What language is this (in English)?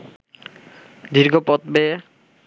Bangla